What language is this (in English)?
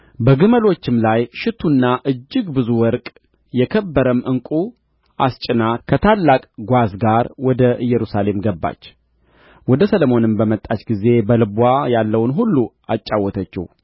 Amharic